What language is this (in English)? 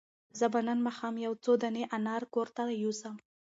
Pashto